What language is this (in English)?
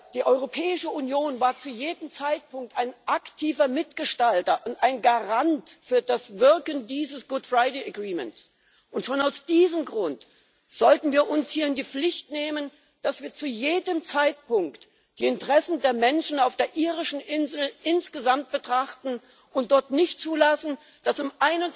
German